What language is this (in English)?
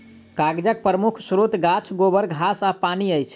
Maithili